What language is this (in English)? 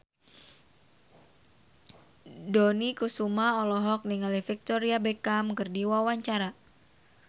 Sundanese